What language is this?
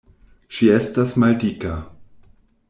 Esperanto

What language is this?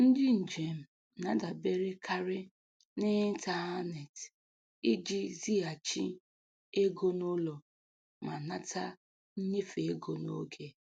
Igbo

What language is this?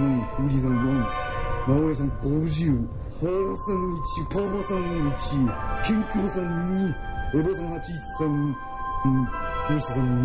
Japanese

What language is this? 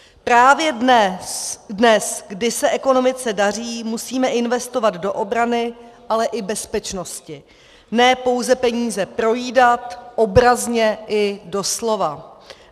Czech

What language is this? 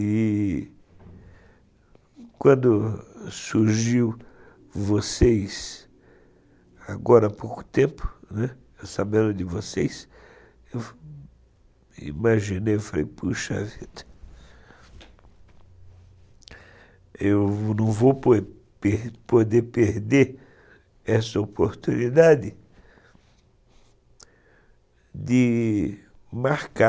Portuguese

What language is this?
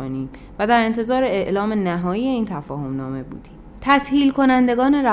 Persian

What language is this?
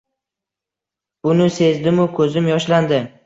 Uzbek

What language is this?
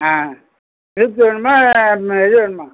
Tamil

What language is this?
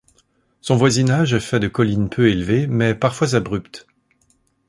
French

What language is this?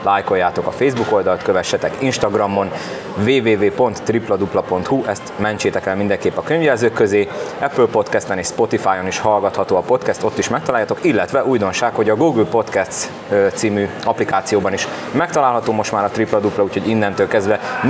Hungarian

